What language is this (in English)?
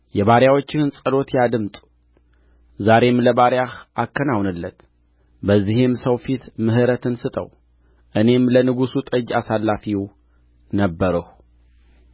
Amharic